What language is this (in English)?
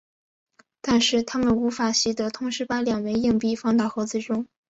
Chinese